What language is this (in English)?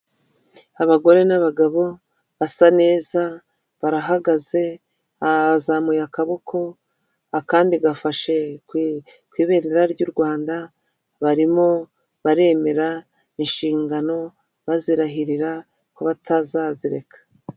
Kinyarwanda